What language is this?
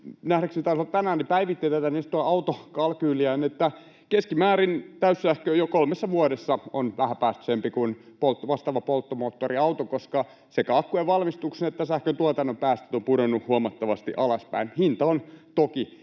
Finnish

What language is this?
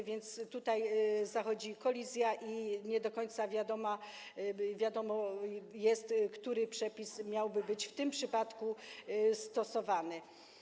Polish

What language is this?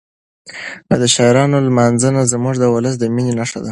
Pashto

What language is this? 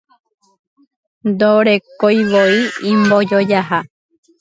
Guarani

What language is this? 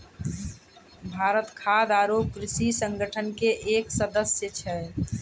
Maithili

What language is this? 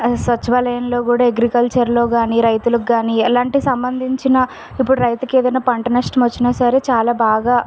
Telugu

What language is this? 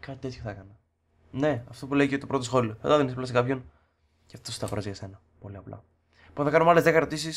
Greek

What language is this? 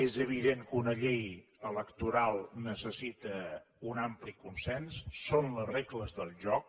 Catalan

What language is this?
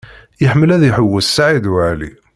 Kabyle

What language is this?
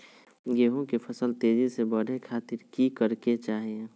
Magahi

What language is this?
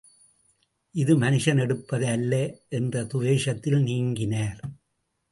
Tamil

